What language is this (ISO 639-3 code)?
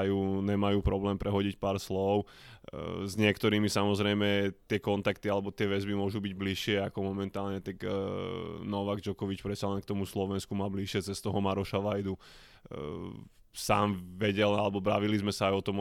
slk